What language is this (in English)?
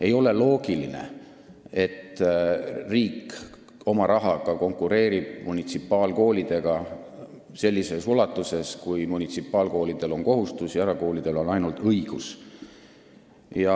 Estonian